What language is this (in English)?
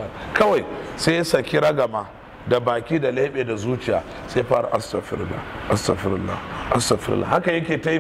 Arabic